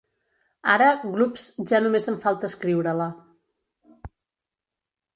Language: Catalan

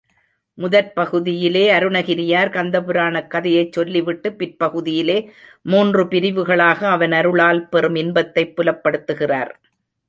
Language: Tamil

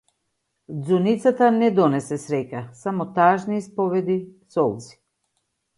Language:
Macedonian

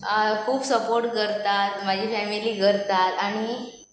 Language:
Konkani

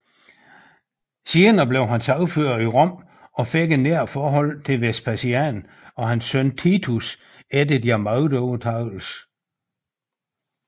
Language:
Danish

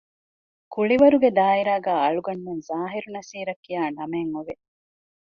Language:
Divehi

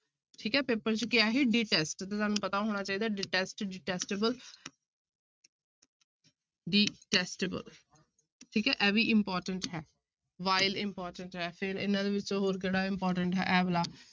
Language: Punjabi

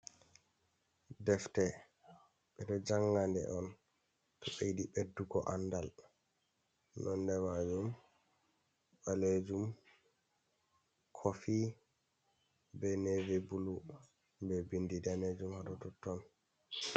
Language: Fula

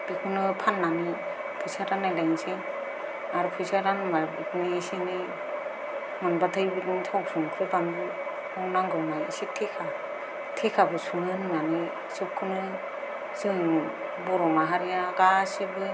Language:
Bodo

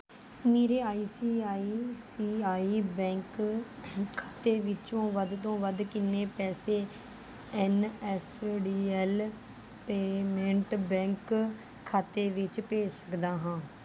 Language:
Punjabi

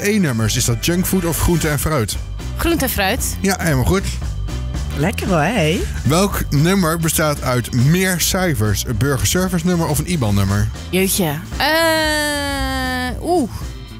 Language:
Dutch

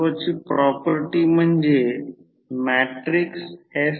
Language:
Marathi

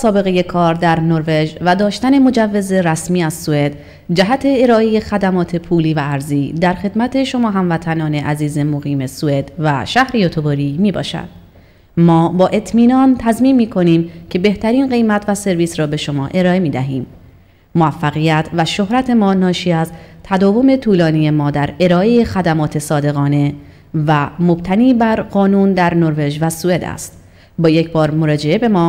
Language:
Persian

